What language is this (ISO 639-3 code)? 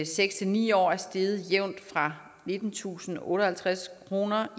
dan